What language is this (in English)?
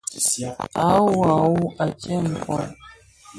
Bafia